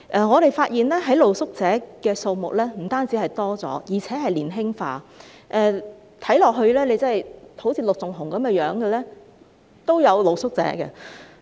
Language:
Cantonese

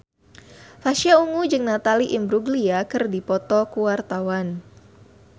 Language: Sundanese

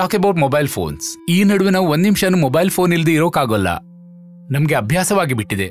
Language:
Thai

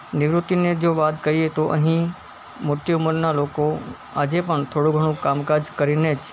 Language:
Gujarati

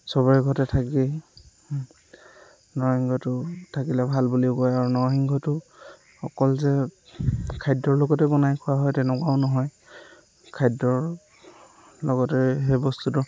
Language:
Assamese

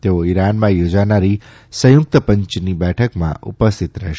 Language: Gujarati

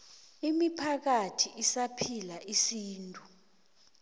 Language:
South Ndebele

